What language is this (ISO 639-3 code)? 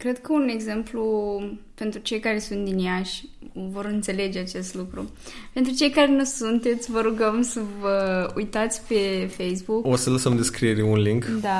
ron